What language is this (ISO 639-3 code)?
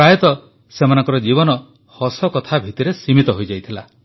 ori